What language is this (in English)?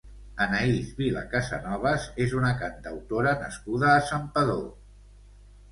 Catalan